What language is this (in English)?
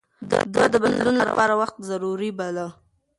Pashto